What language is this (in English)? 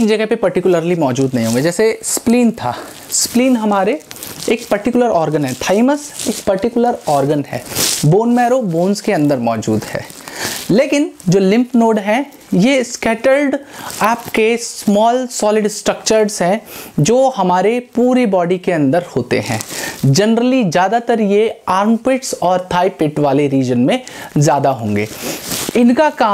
Hindi